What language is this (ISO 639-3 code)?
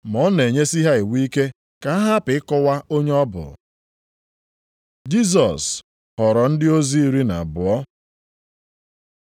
ibo